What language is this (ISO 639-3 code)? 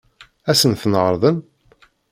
kab